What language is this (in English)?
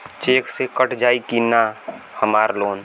Bhojpuri